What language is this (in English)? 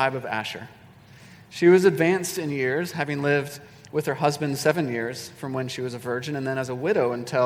English